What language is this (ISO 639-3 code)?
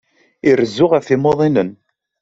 kab